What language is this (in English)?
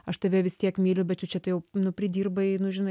Lithuanian